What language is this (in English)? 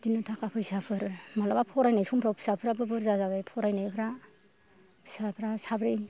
Bodo